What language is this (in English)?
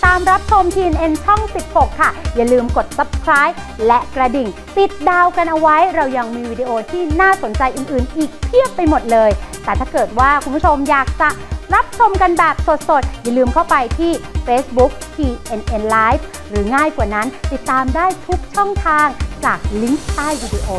Thai